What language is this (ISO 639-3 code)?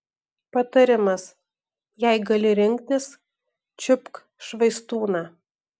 lit